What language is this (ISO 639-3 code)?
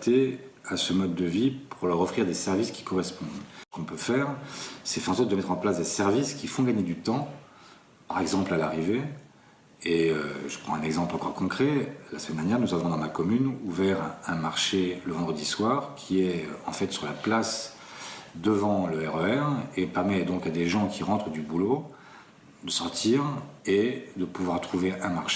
fra